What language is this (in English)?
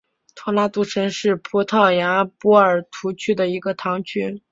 Chinese